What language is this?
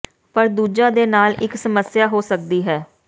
Punjabi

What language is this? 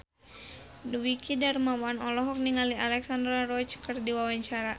Sundanese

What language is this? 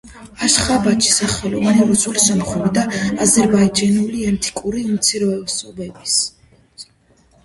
Georgian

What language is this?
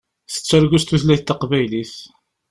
Kabyle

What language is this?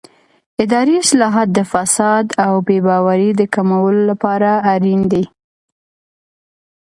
Pashto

